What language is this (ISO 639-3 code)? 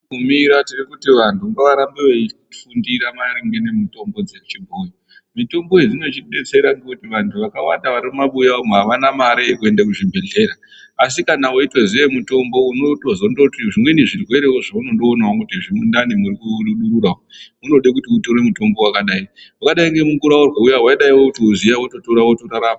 ndc